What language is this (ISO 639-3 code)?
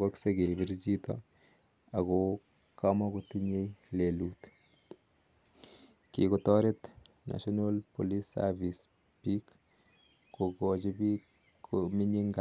kln